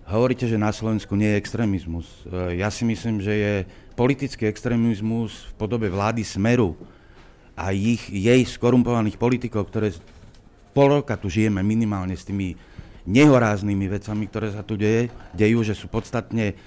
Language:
Slovak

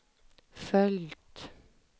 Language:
Swedish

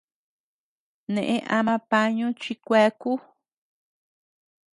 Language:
Tepeuxila Cuicatec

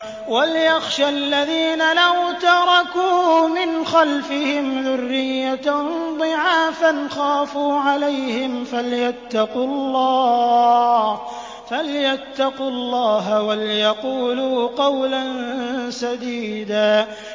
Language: Arabic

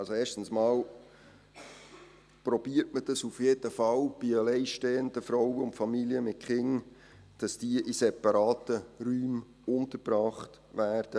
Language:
Swiss German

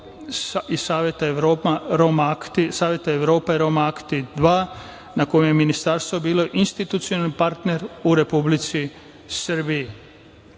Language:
Serbian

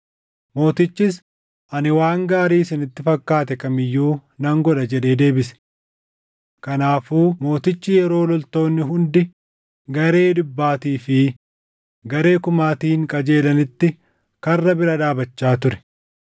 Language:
Oromo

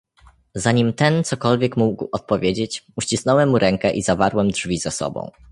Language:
Polish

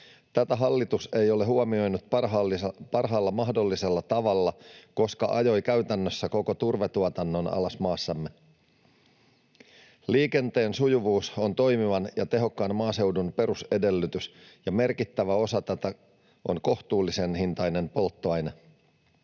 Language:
Finnish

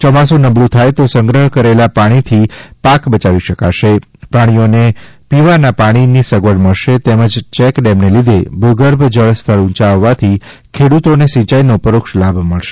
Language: Gujarati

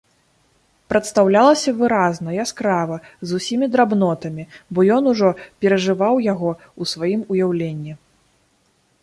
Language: Belarusian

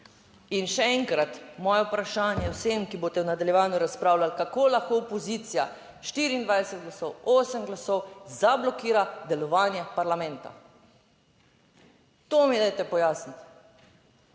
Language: Slovenian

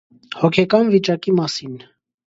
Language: Armenian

